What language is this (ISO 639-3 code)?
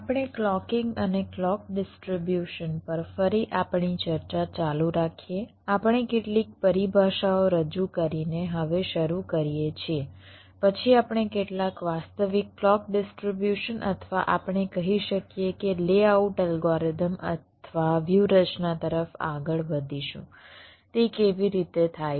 guj